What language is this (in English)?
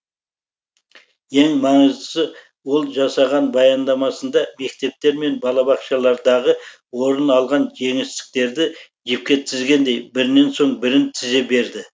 Kazakh